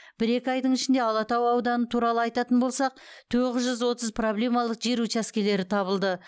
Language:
Kazakh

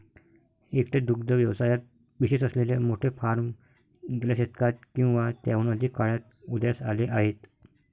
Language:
Marathi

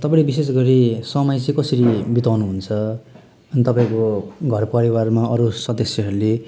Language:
Nepali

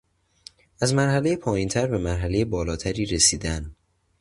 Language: Persian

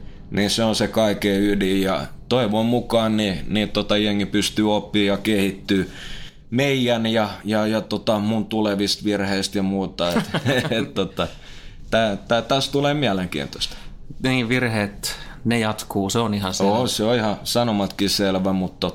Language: Finnish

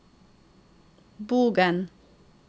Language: Norwegian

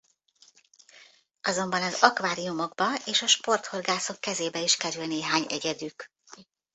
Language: Hungarian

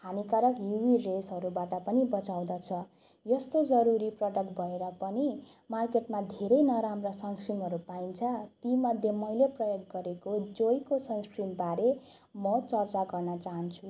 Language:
Nepali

